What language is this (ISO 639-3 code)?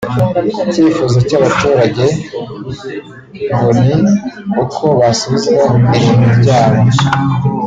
kin